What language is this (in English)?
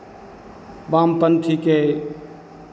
Hindi